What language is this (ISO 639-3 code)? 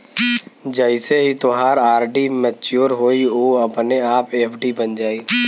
bho